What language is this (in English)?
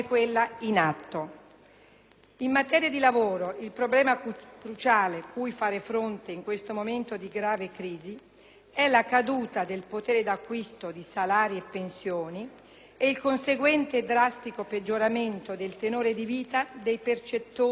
Italian